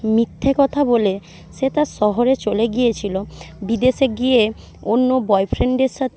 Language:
Bangla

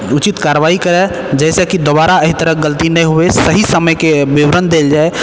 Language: Maithili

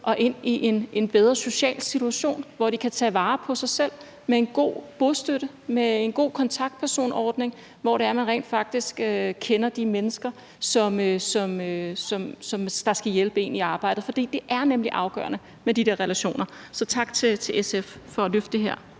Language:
Danish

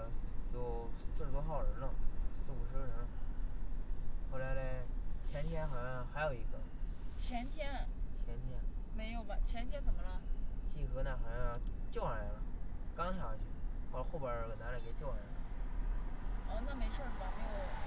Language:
Chinese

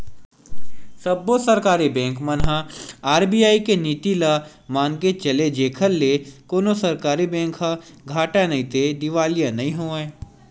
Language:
Chhattisgarhi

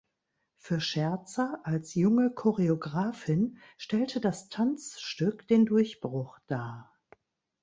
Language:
German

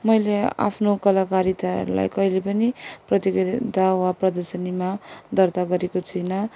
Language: Nepali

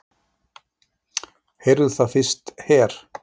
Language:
Icelandic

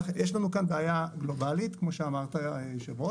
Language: Hebrew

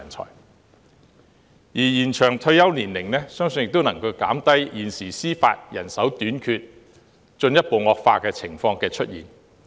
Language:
Cantonese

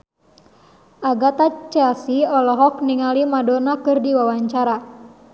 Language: Sundanese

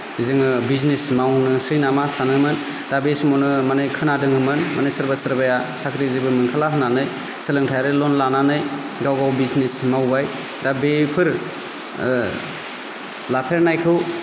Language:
Bodo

